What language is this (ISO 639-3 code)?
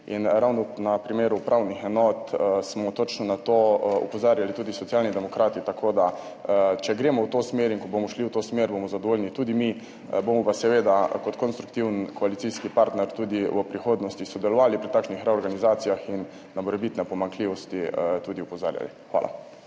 slv